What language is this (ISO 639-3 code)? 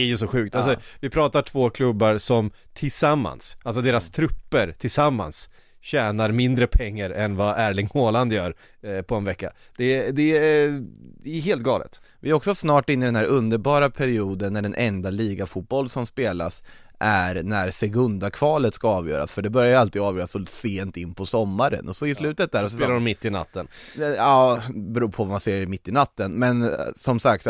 swe